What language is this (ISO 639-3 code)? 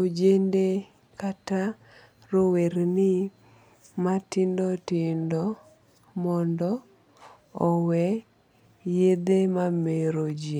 luo